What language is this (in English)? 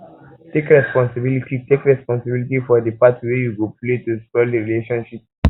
Nigerian Pidgin